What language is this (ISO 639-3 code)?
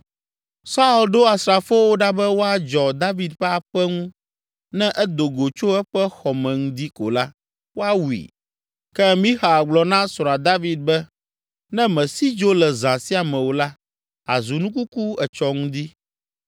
ewe